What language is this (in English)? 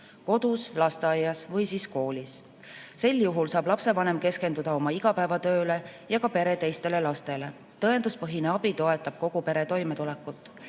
Estonian